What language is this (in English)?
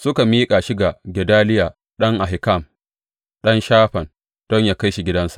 Hausa